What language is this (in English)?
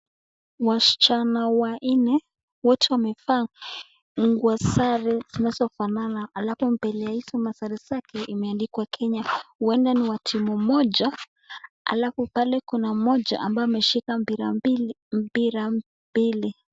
Swahili